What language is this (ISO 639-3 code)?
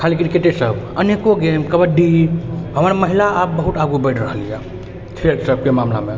mai